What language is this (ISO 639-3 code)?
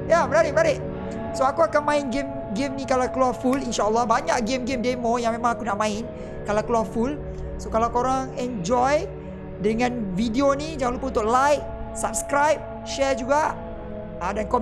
msa